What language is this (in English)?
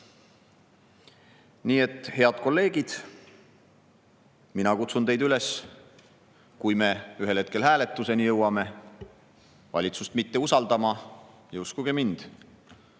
Estonian